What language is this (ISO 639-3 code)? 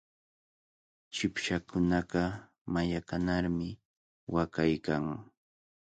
qvl